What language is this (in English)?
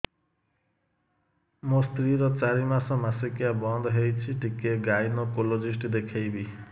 Odia